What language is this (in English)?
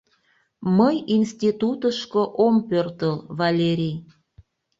Mari